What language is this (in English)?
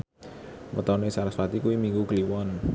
Javanese